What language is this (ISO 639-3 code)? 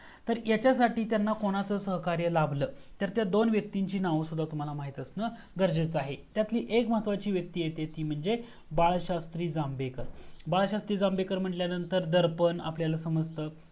mar